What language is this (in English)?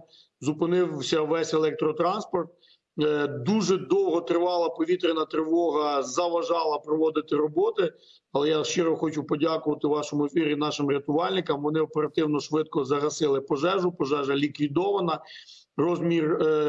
Ukrainian